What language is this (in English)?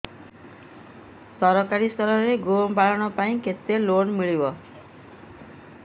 Odia